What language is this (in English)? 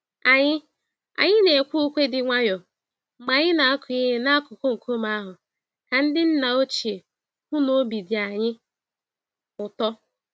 Igbo